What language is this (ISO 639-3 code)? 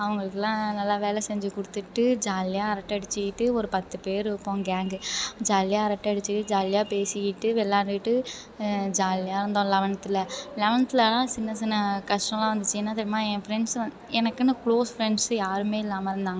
tam